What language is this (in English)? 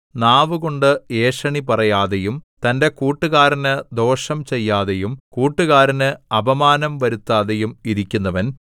Malayalam